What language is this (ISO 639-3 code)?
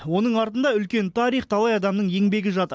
kaz